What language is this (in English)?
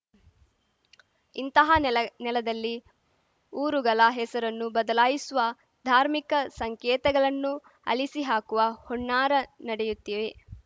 Kannada